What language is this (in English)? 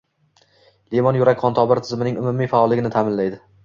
Uzbek